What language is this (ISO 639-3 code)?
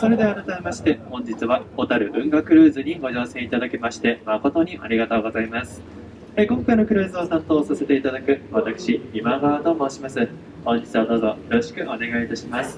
jpn